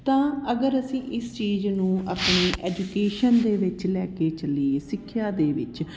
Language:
Punjabi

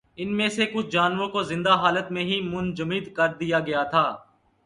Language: Urdu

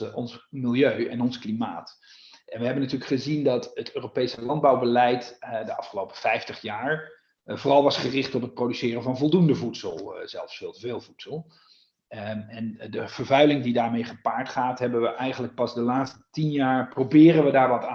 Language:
Dutch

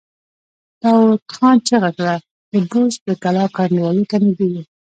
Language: Pashto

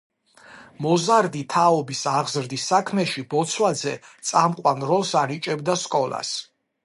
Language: Georgian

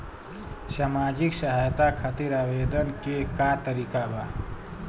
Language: Bhojpuri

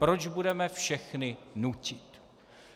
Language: Czech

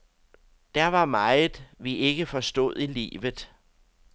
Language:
Danish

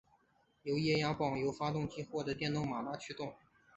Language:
Chinese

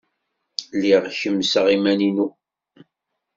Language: Kabyle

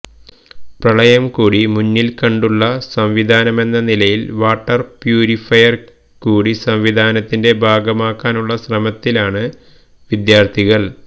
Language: Malayalam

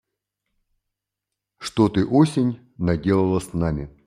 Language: Russian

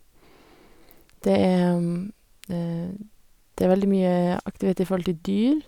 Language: Norwegian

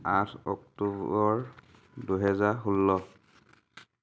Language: Assamese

